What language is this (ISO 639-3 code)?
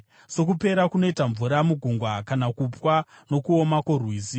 sna